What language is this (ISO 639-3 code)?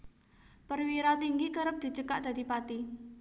jav